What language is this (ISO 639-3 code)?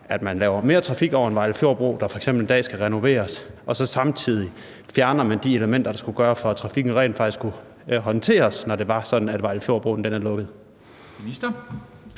dan